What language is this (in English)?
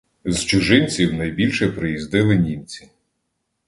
Ukrainian